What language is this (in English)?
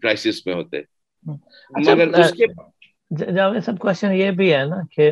Urdu